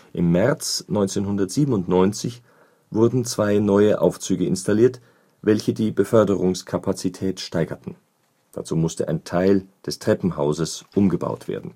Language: German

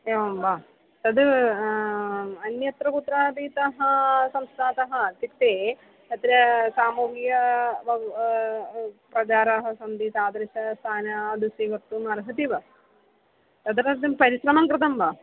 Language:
Sanskrit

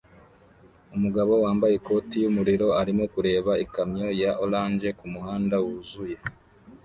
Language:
Kinyarwanda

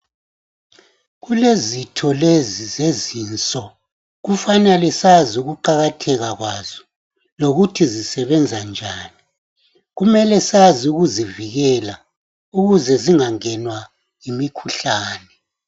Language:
North Ndebele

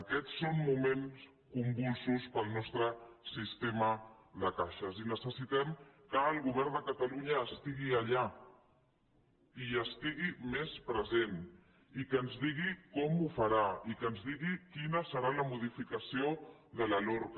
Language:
Catalan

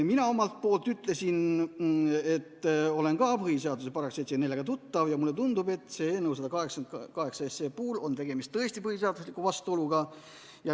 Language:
Estonian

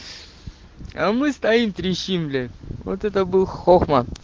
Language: Russian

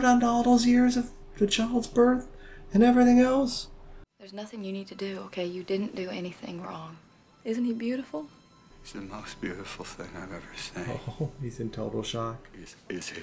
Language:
English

